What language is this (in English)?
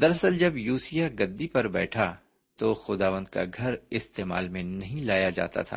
Urdu